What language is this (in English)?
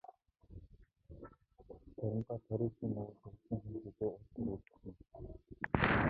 Mongolian